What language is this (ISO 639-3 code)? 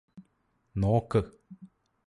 mal